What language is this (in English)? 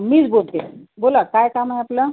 Marathi